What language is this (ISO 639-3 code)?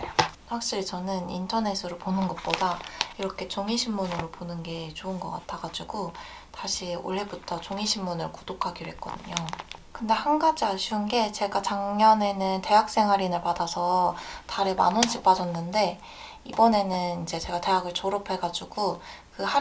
kor